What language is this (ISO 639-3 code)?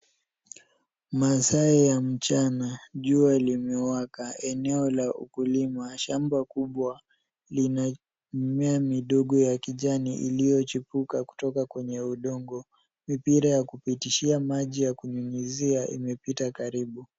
swa